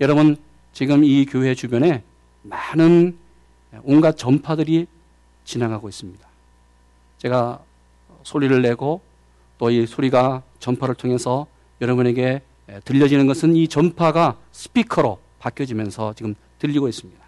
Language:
Korean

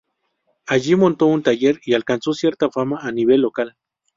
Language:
Spanish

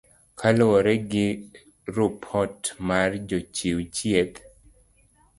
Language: Luo (Kenya and Tanzania)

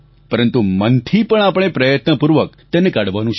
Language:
Gujarati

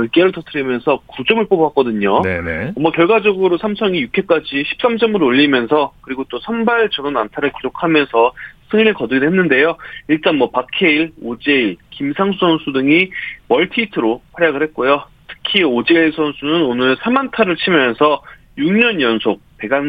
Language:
Korean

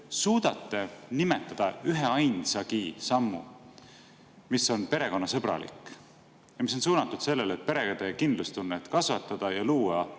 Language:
Estonian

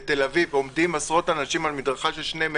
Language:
Hebrew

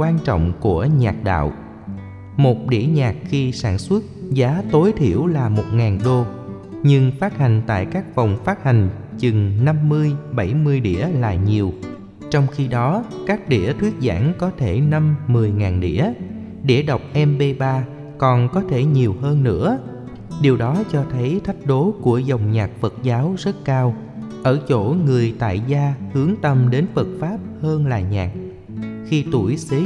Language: Vietnamese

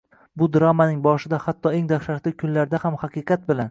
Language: Uzbek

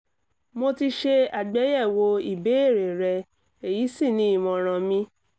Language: Yoruba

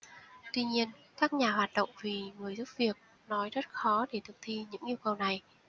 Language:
Vietnamese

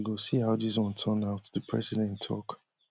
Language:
Nigerian Pidgin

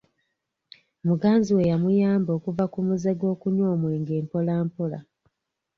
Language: Ganda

